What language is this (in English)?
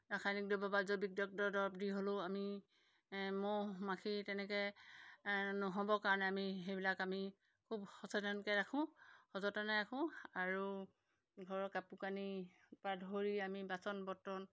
Assamese